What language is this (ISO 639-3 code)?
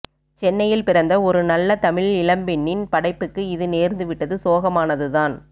tam